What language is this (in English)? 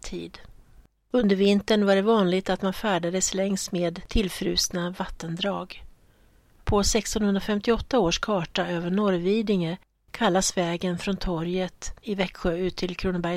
Swedish